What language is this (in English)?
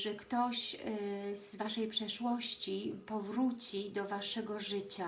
Polish